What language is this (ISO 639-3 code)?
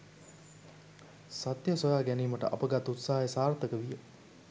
sin